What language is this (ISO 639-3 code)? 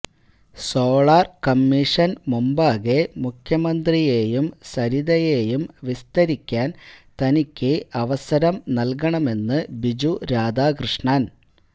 mal